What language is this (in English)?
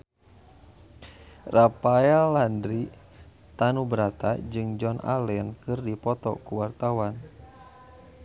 Sundanese